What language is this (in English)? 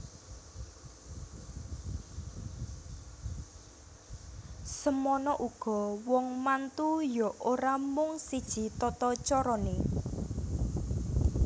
Javanese